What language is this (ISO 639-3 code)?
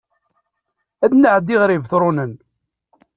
kab